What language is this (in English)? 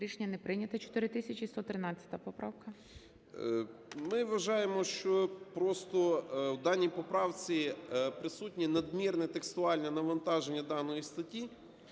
Ukrainian